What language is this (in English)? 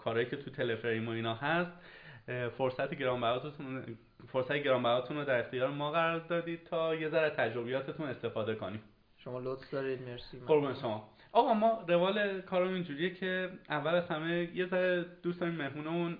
Persian